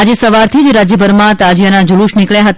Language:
Gujarati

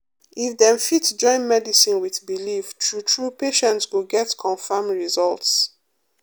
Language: Nigerian Pidgin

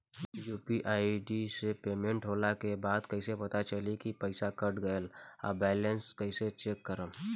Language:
Bhojpuri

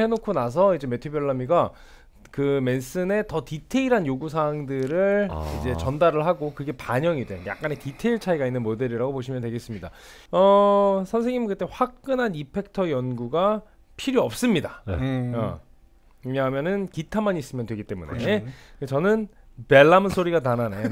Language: Korean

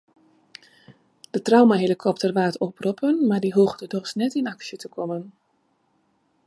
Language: Western Frisian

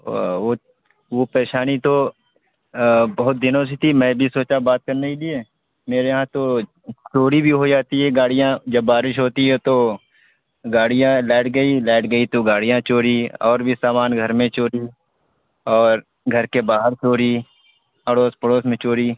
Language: Urdu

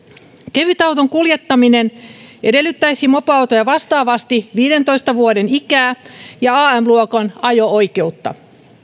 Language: Finnish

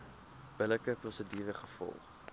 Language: Afrikaans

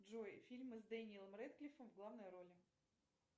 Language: Russian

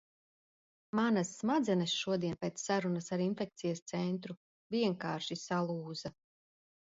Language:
Latvian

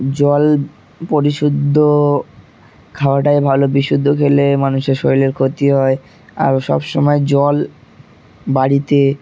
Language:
Bangla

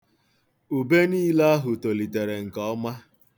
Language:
Igbo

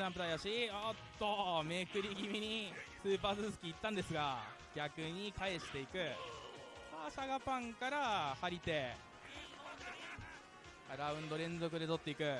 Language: Japanese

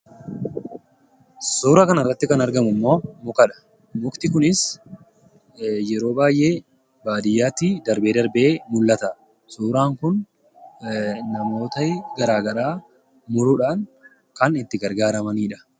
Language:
Oromo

